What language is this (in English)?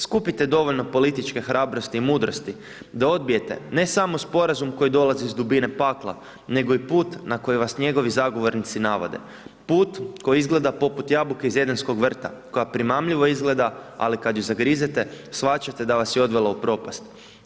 Croatian